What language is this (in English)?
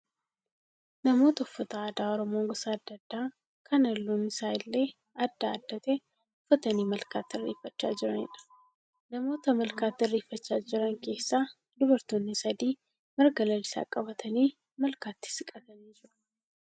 Oromo